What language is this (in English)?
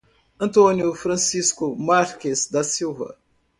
Portuguese